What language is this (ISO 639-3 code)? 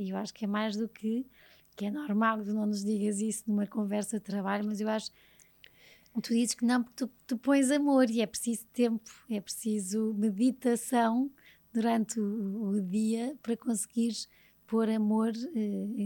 por